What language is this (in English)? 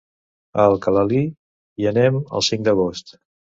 Catalan